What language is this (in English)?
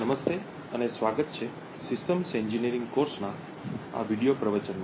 Gujarati